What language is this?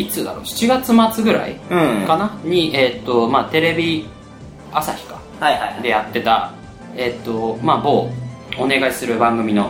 Japanese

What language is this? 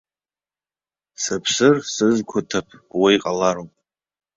Abkhazian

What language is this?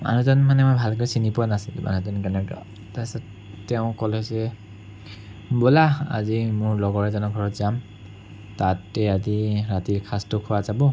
Assamese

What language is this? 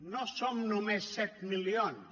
Catalan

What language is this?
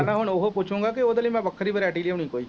Punjabi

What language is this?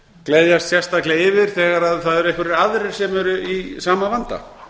Icelandic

